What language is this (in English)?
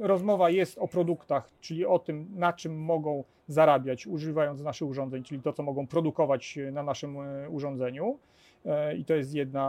Polish